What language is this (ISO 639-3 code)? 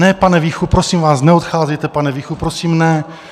ces